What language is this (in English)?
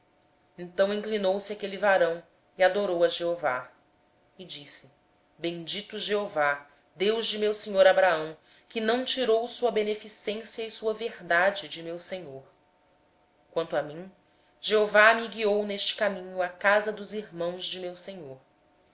Portuguese